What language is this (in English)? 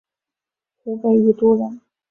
Chinese